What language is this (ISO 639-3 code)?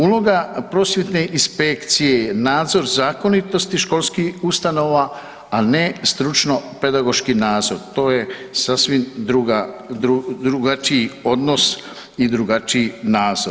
hrv